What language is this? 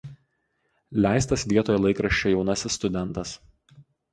Lithuanian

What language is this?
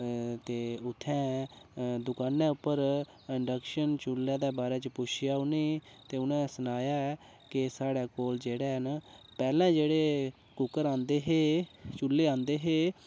Dogri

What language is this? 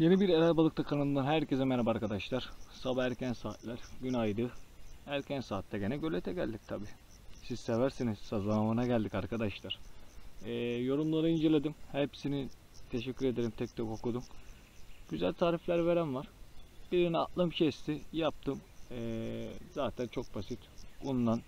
Turkish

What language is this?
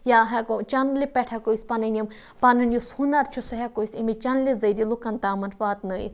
Kashmiri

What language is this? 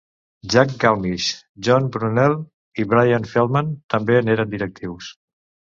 Catalan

